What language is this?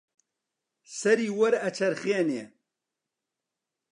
Central Kurdish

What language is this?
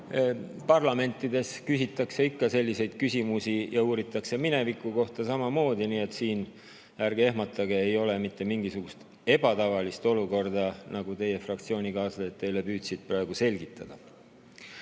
Estonian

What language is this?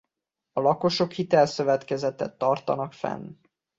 Hungarian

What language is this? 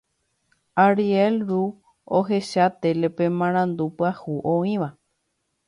Guarani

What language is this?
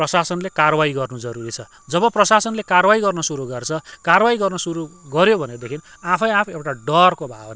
Nepali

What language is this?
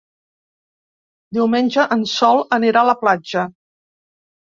Catalan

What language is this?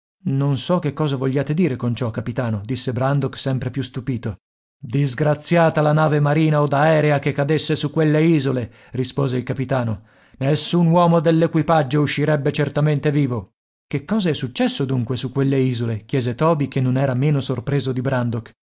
Italian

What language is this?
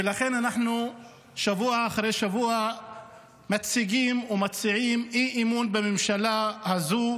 Hebrew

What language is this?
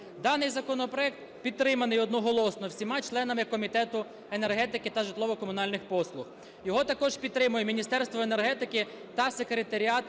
Ukrainian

